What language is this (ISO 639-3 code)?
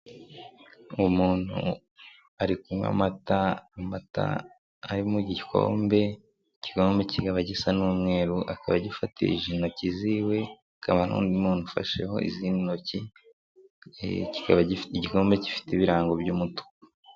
kin